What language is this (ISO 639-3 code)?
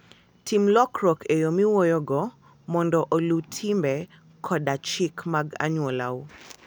luo